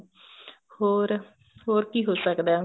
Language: Punjabi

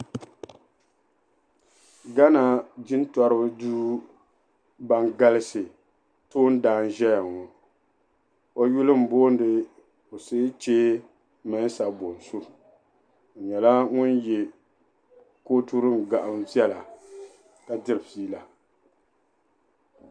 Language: Dagbani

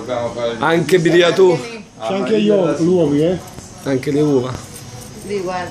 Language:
Italian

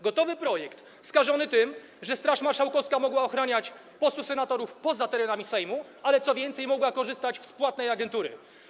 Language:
Polish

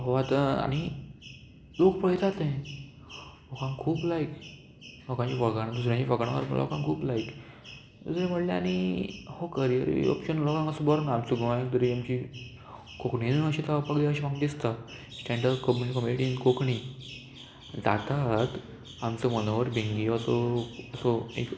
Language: Konkani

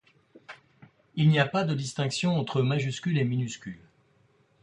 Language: French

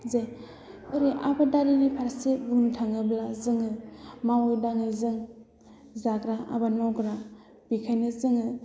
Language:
Bodo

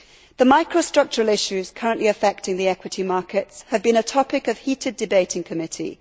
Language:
English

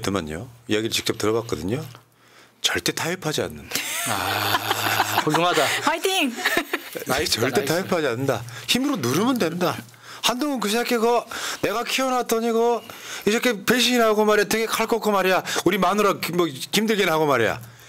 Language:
Korean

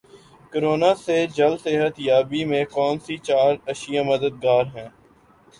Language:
Urdu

